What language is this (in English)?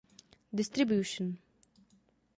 Czech